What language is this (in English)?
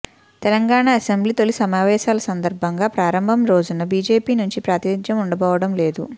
Telugu